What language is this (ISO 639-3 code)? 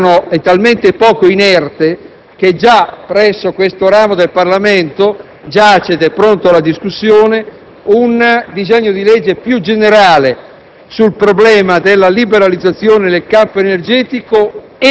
ita